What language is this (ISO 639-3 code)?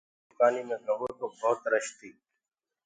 ggg